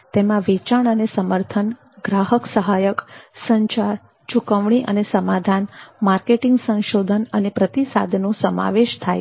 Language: Gujarati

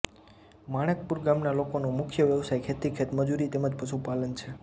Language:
Gujarati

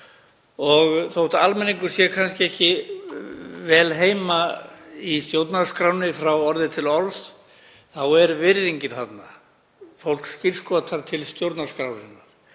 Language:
Icelandic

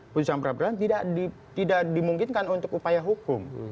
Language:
Indonesian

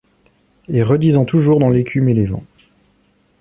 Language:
French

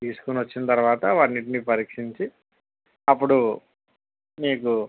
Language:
Telugu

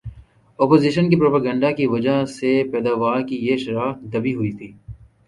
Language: Urdu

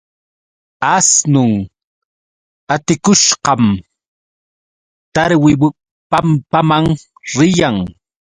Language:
Yauyos Quechua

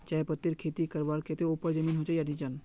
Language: Magahi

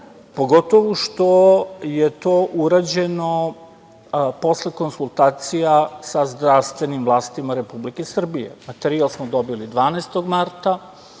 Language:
Serbian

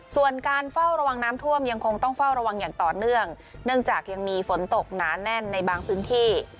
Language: Thai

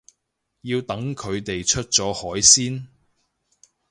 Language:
Cantonese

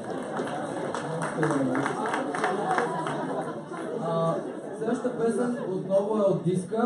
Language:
Bulgarian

